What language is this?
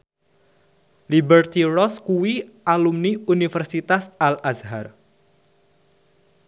Javanese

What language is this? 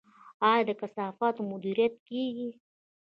Pashto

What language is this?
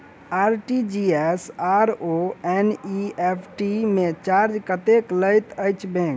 Maithili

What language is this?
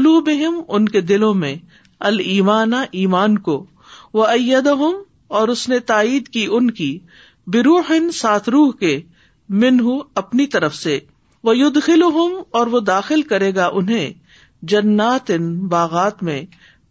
Urdu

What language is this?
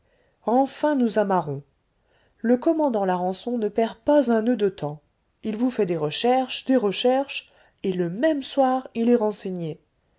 French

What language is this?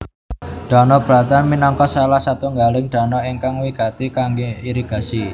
Javanese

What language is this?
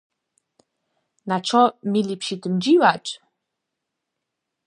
Upper Sorbian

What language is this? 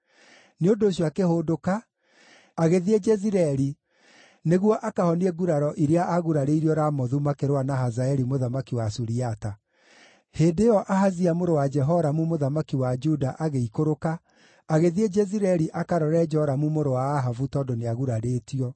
Kikuyu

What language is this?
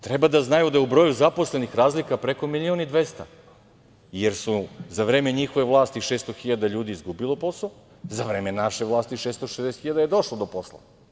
Serbian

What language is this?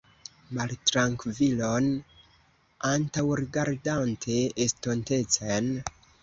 Esperanto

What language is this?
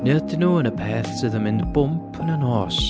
Welsh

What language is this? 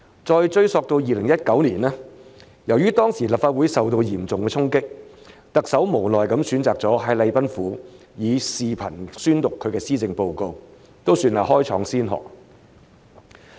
Cantonese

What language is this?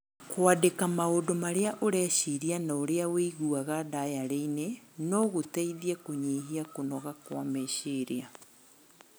Kikuyu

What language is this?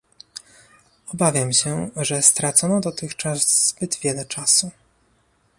Polish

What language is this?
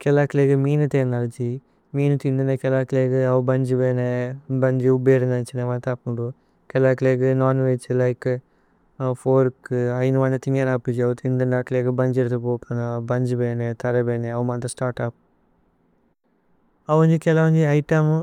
Tulu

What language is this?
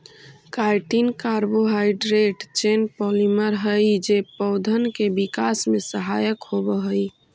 Magahi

